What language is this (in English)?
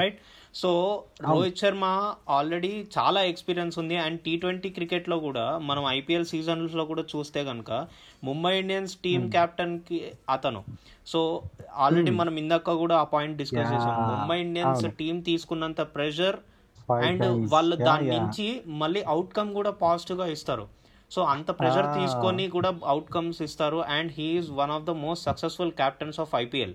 Telugu